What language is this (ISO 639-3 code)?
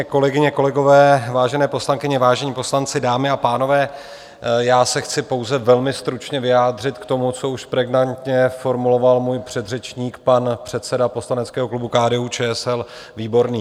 ces